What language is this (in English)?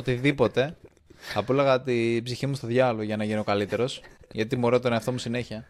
Greek